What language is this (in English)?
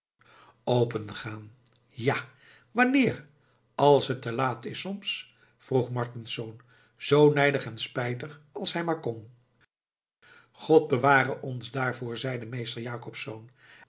Dutch